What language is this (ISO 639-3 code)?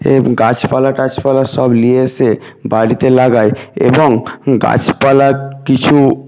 ben